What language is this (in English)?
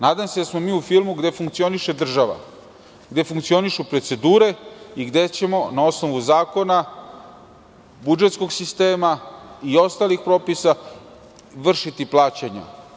Serbian